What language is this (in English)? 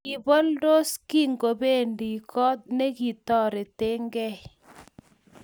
Kalenjin